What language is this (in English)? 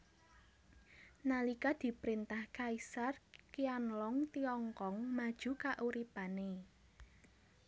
Javanese